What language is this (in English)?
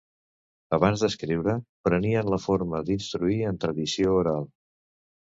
Catalan